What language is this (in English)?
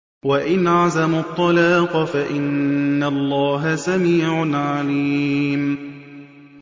Arabic